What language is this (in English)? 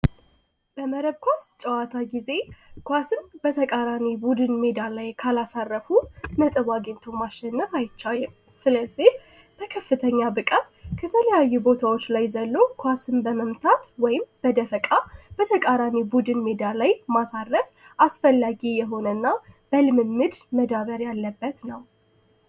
Amharic